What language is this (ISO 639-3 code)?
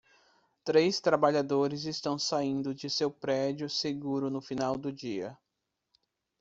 por